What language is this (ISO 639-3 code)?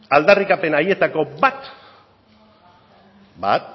eus